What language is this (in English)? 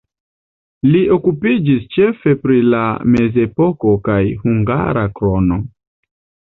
Esperanto